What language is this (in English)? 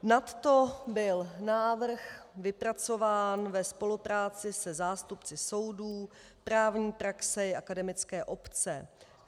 Czech